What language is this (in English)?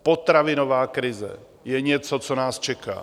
Czech